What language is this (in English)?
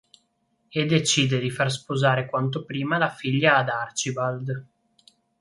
Italian